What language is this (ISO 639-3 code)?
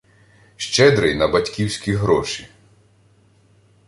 ukr